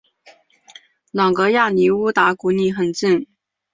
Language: Chinese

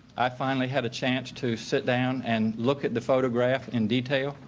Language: English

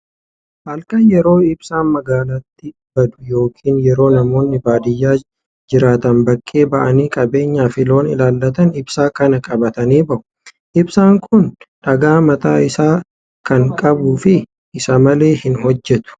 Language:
Oromo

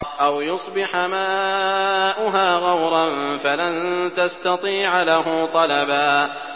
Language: Arabic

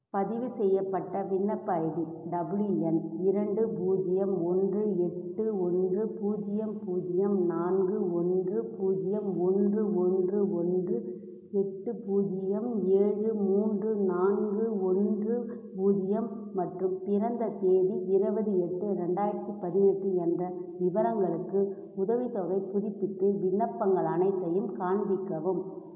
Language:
Tamil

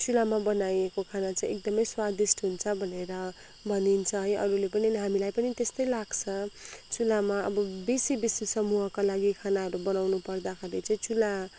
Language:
Nepali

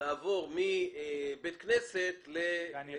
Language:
Hebrew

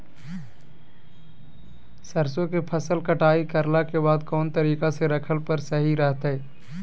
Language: Magahi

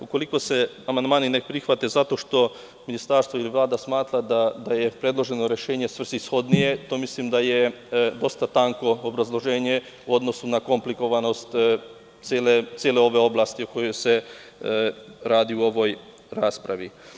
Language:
Serbian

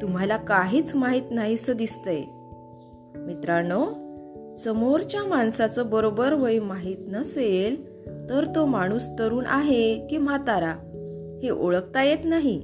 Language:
Marathi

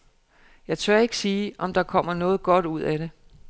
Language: Danish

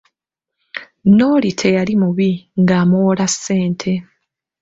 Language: Ganda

